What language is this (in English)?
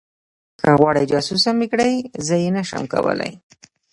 Pashto